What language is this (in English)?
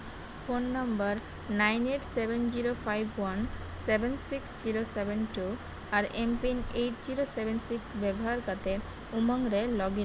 Santali